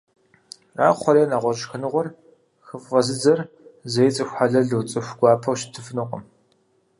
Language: Kabardian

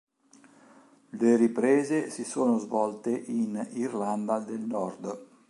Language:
Italian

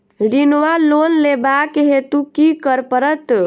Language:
Maithili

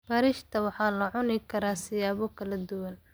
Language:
Somali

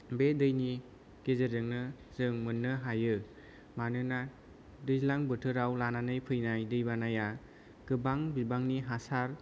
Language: Bodo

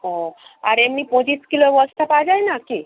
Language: Bangla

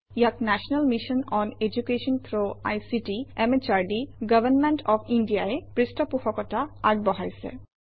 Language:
Assamese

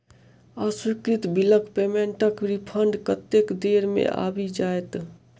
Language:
Maithili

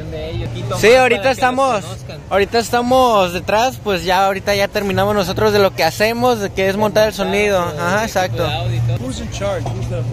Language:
Spanish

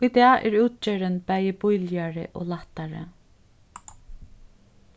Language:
Faroese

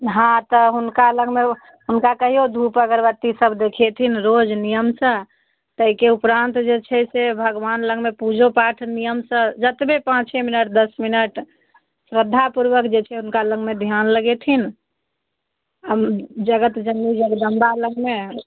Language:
Maithili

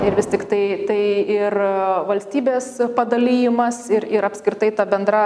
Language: Lithuanian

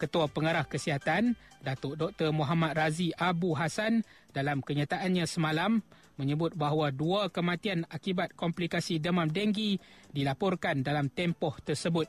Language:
Malay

